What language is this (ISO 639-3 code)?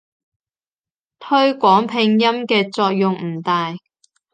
yue